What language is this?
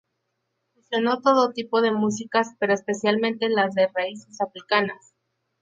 Spanish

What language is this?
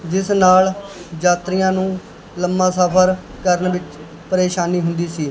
Punjabi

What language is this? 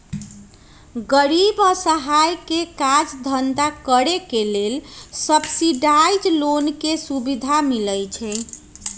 Magahi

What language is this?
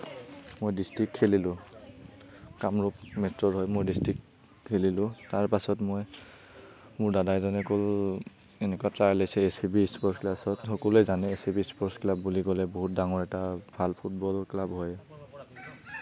Assamese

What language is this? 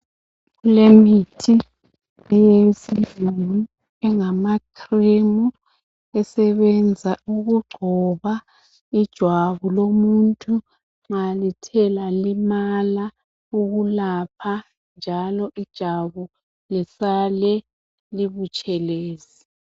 North Ndebele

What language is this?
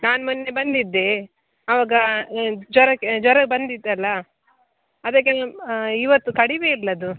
Kannada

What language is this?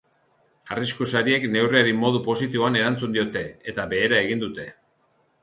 Basque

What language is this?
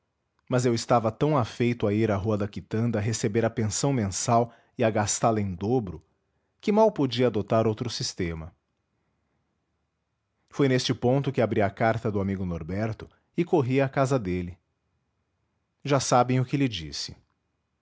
Portuguese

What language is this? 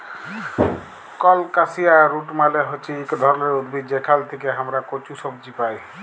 Bangla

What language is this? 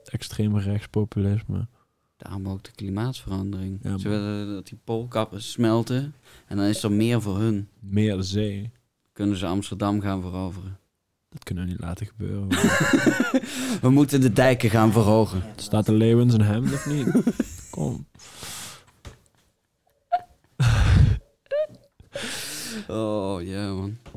Dutch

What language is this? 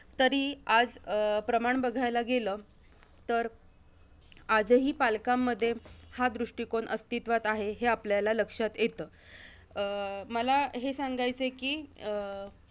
Marathi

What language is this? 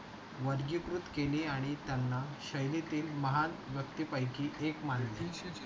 Marathi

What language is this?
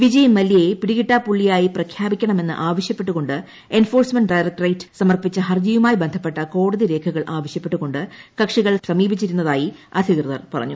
Malayalam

